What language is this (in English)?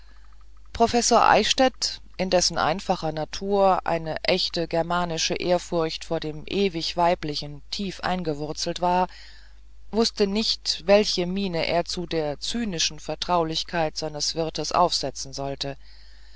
German